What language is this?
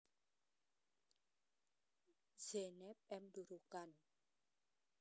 Javanese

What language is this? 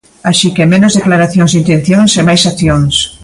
Galician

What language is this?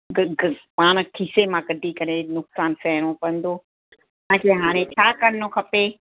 Sindhi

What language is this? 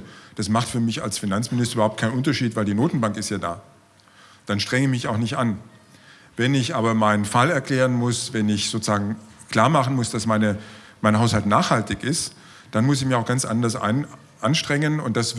German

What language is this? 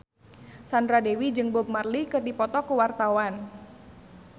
Sundanese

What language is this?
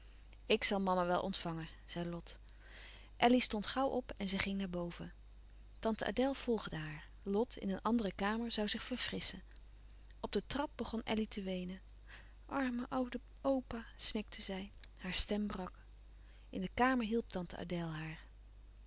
Dutch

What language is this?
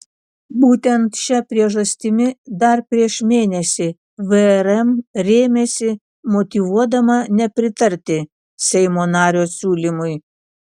Lithuanian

